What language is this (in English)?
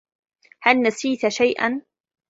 Arabic